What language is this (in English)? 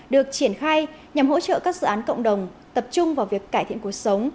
Vietnamese